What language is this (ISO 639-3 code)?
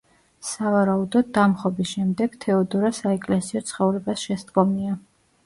kat